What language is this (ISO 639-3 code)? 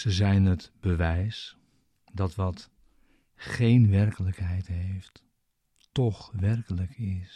nld